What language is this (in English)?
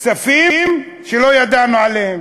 Hebrew